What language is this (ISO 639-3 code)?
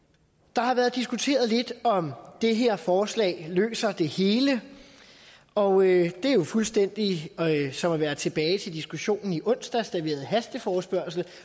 dan